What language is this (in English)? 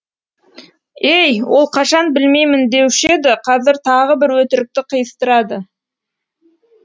Kazakh